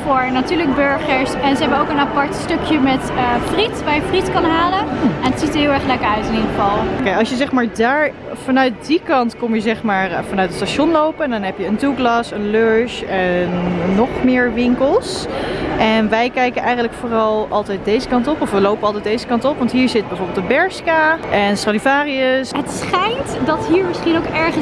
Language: Dutch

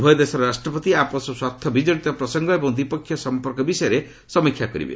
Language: Odia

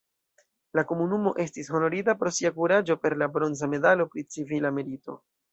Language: Esperanto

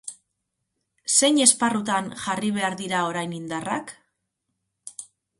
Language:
Basque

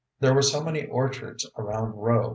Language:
English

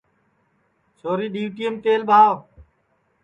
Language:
Sansi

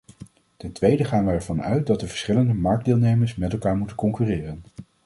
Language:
Dutch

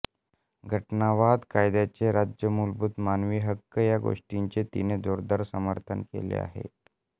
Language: Marathi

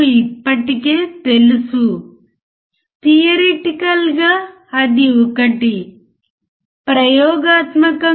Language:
Telugu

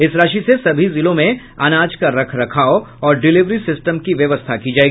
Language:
Hindi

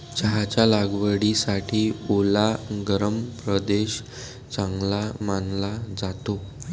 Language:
Marathi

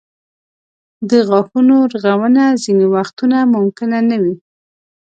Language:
Pashto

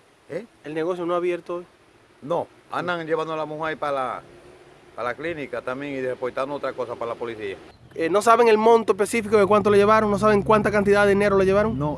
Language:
Spanish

